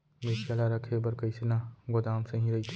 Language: Chhattisgarhi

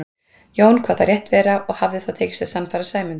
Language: Icelandic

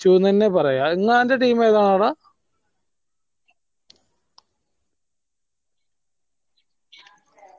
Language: Malayalam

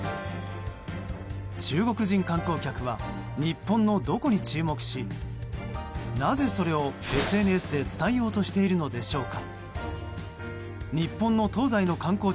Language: Japanese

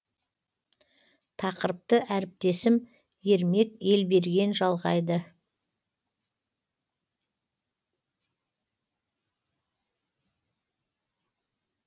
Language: Kazakh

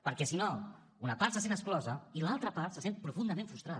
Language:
Catalan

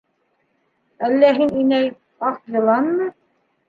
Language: Bashkir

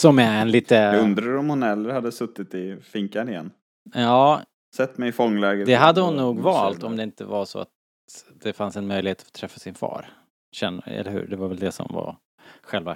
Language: Swedish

